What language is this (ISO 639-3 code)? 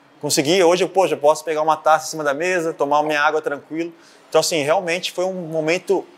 por